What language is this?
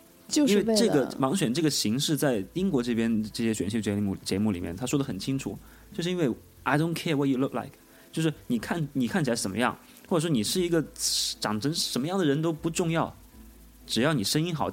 Chinese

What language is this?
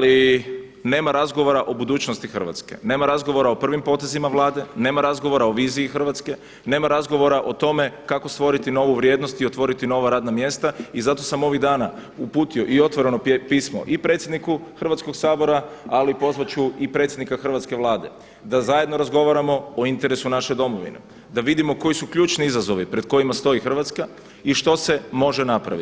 Croatian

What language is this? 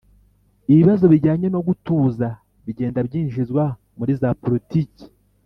Kinyarwanda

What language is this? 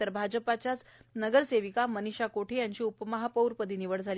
Marathi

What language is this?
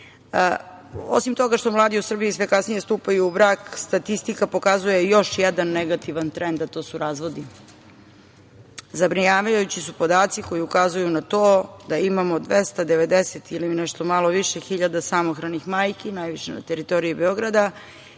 Serbian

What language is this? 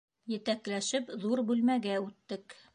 Bashkir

